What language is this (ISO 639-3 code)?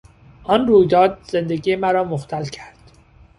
fas